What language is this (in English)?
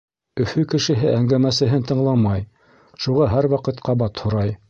Bashkir